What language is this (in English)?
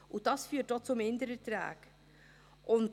Swiss German